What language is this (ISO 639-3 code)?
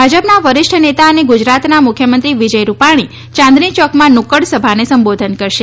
guj